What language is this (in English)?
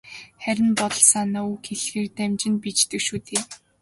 Mongolian